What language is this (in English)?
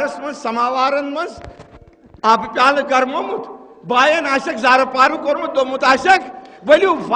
Arabic